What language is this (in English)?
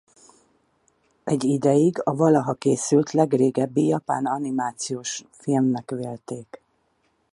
Hungarian